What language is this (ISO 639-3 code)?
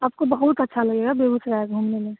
hin